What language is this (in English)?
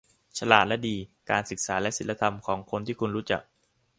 Thai